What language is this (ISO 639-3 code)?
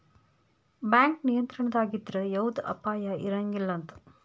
kan